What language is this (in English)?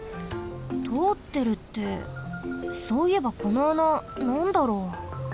Japanese